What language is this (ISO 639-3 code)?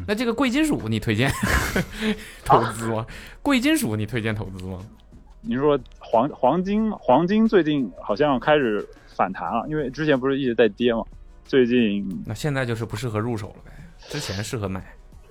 zho